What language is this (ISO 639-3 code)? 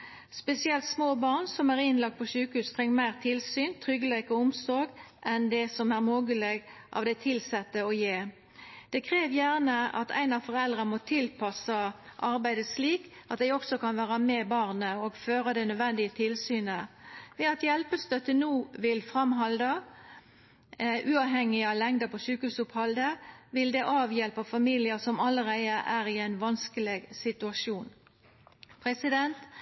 nno